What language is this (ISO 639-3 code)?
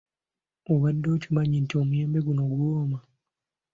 lug